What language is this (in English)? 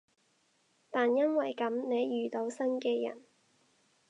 Cantonese